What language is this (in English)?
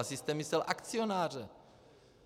Czech